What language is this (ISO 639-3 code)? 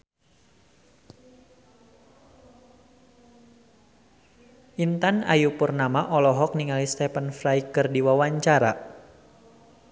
sun